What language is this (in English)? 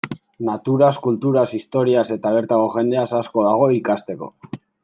Basque